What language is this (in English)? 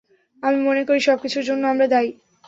Bangla